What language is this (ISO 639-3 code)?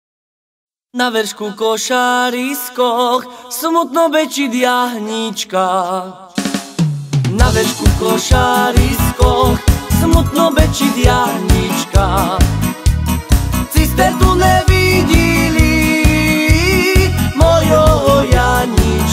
ron